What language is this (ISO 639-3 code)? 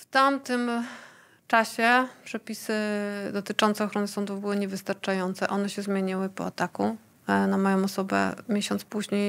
pol